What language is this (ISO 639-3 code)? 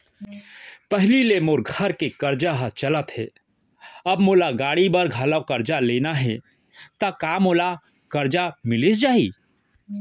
hne